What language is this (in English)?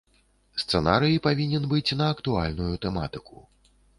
Belarusian